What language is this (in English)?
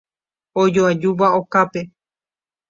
Guarani